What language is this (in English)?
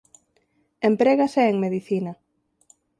Galician